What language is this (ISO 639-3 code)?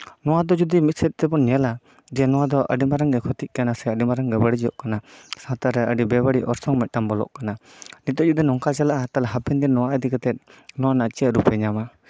sat